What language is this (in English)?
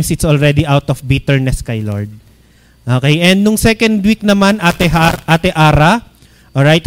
Filipino